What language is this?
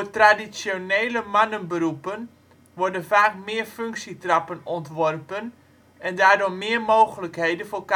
Dutch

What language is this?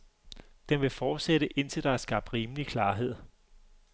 Danish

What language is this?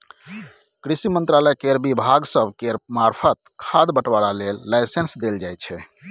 Maithili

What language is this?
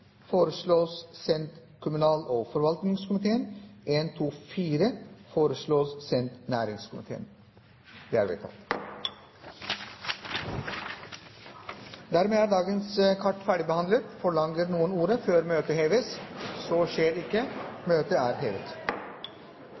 Norwegian Bokmål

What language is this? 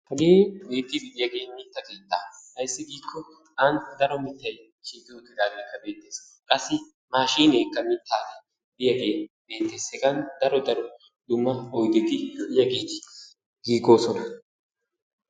Wolaytta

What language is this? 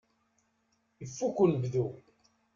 Kabyle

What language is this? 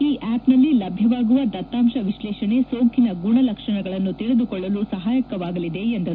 Kannada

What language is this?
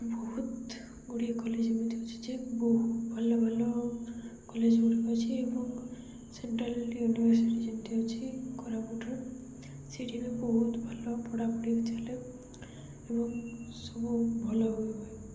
Odia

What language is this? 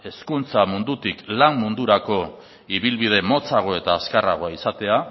Basque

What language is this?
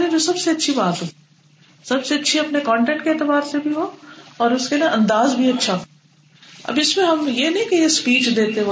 Urdu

